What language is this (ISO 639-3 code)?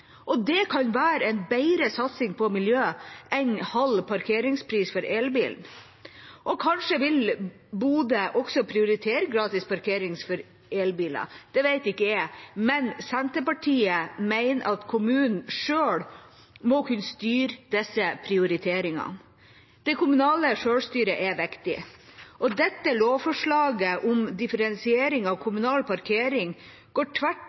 nob